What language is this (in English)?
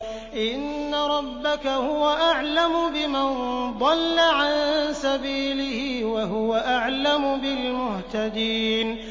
Arabic